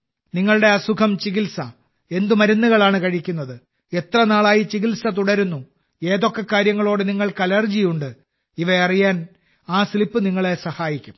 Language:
Malayalam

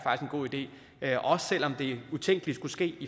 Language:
Danish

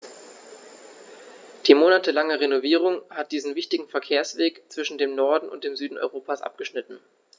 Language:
German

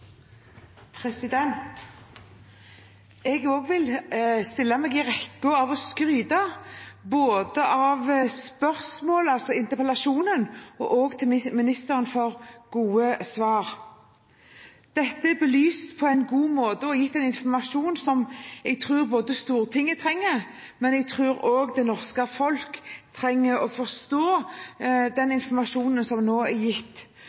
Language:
Norwegian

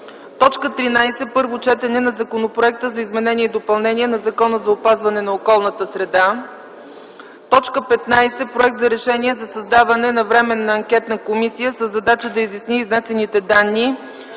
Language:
Bulgarian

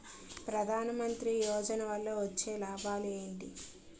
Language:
Telugu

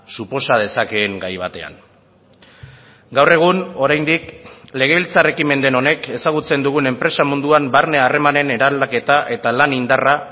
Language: Basque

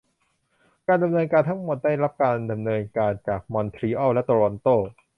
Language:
Thai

